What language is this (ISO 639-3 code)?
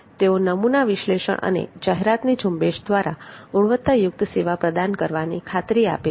guj